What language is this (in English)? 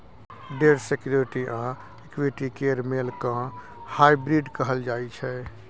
Maithili